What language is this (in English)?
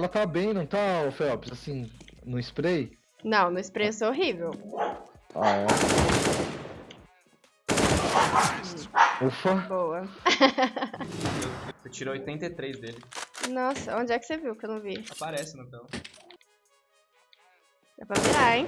Portuguese